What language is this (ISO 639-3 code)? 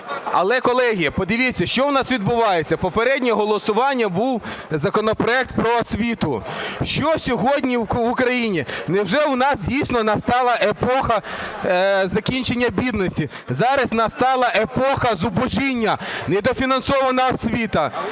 ukr